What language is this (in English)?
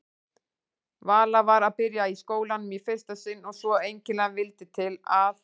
Icelandic